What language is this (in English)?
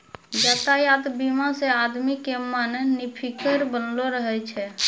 Maithili